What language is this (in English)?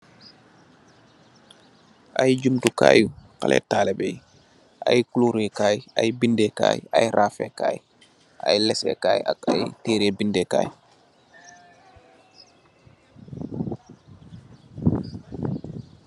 Wolof